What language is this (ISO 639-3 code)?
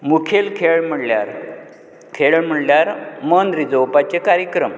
kok